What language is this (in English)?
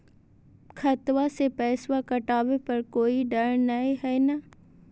Magahi